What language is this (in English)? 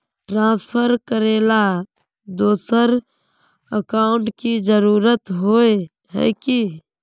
Magahi